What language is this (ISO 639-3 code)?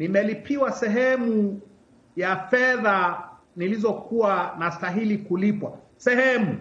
swa